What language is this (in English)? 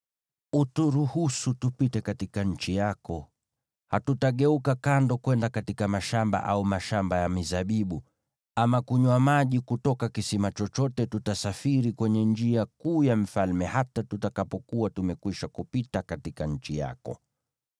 Swahili